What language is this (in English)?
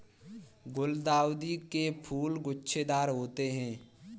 Hindi